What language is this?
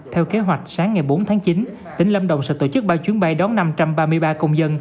Vietnamese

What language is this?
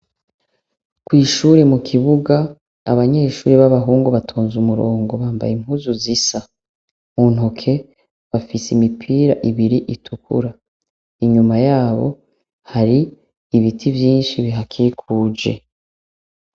Rundi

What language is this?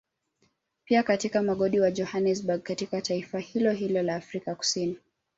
Swahili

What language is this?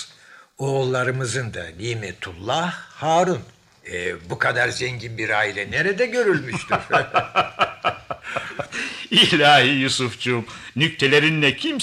Turkish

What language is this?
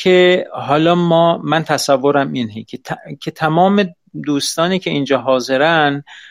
Persian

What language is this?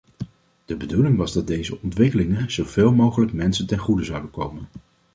Dutch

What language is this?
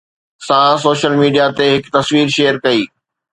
Sindhi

